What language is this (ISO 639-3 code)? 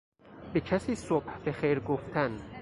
fas